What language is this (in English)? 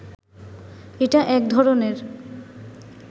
Bangla